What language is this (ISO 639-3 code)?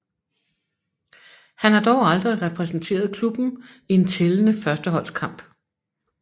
dan